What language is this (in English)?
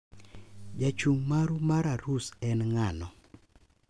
Luo (Kenya and Tanzania)